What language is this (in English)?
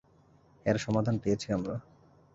Bangla